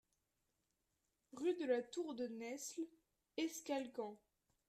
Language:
French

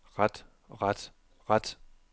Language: Danish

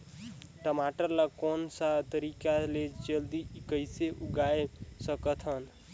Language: Chhattisgarhi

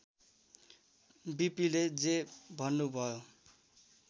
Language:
Nepali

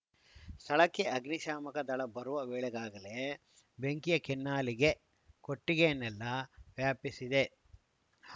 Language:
Kannada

